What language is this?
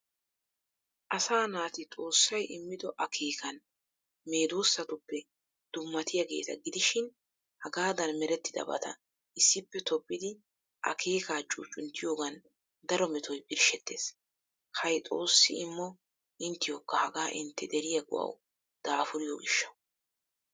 Wolaytta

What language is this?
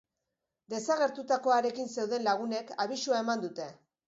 Basque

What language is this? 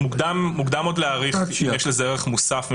Hebrew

